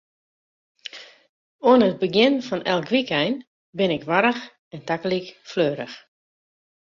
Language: Western Frisian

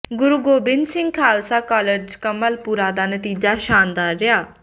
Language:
Punjabi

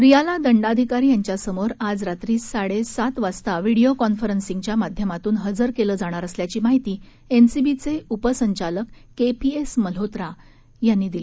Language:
Marathi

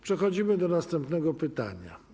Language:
Polish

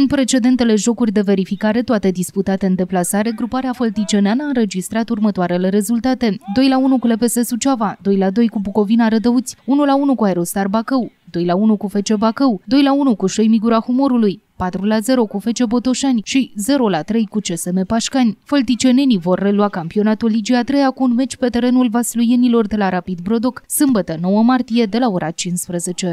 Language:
Romanian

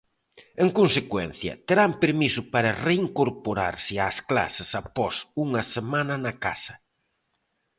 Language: Galician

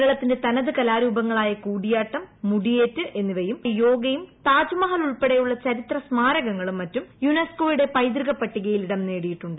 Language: Malayalam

